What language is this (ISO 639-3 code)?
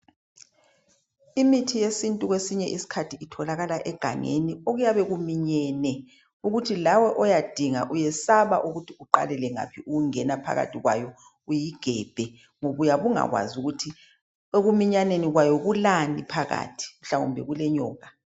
nde